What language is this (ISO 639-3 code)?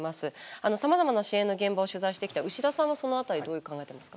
jpn